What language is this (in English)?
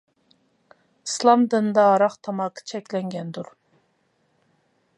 Uyghur